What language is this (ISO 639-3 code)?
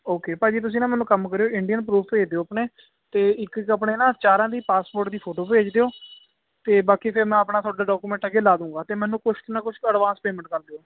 pan